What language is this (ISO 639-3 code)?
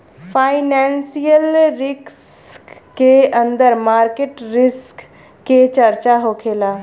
bho